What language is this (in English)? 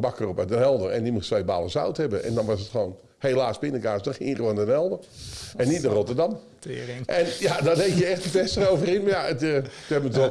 Dutch